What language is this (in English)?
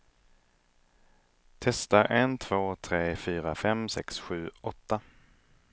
Swedish